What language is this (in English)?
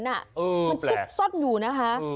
Thai